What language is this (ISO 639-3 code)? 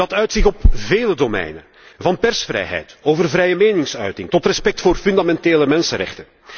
nld